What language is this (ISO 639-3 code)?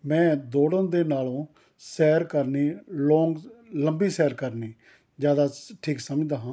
pan